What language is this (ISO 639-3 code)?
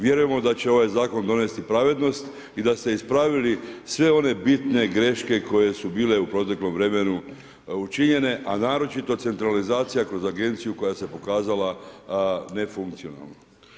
hrv